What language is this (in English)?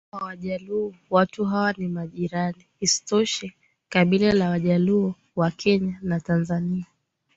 Swahili